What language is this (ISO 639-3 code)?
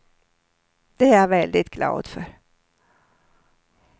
swe